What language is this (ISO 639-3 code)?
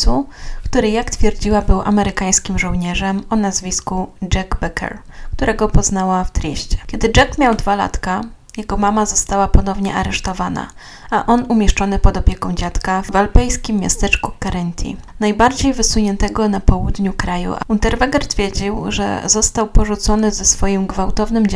pol